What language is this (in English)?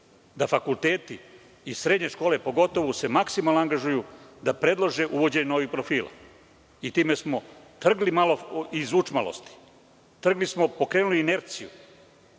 Serbian